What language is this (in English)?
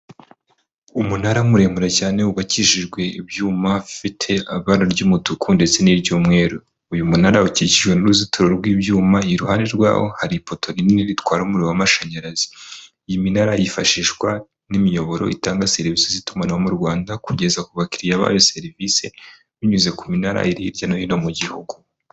Kinyarwanda